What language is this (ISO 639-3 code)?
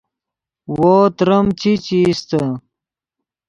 ydg